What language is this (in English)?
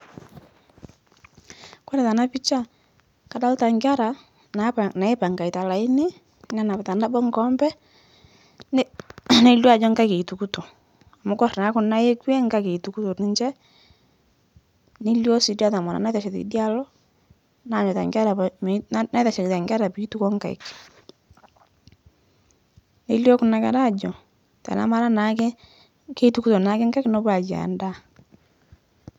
Masai